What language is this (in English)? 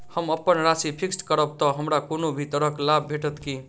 Maithili